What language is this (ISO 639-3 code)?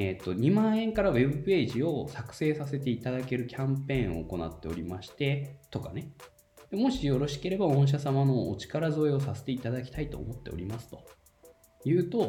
jpn